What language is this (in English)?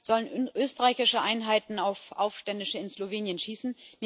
German